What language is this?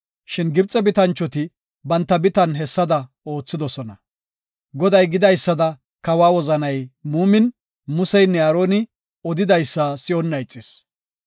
Gofa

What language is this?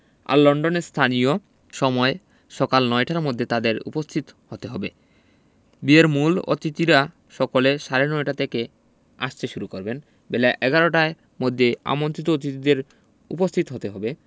Bangla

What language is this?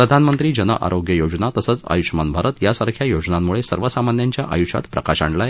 Marathi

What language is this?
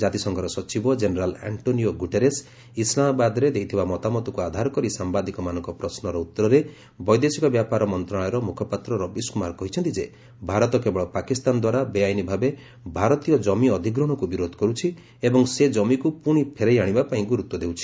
Odia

